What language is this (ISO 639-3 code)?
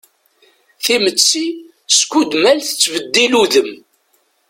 kab